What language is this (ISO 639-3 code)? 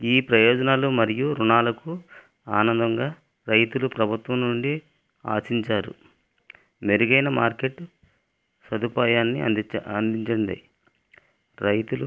tel